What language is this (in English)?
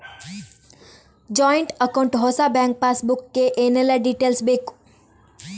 Kannada